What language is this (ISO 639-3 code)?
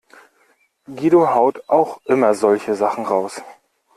deu